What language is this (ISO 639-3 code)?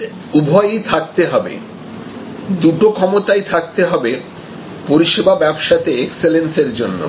ben